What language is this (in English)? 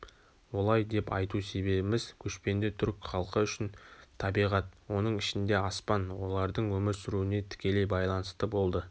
Kazakh